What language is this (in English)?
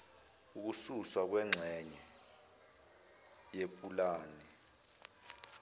Zulu